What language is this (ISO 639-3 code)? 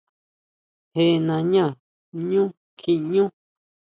mau